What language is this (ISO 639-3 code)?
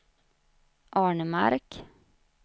swe